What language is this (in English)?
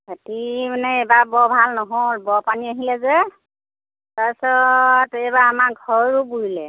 Assamese